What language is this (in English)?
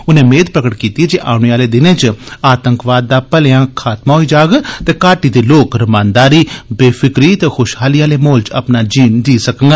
Dogri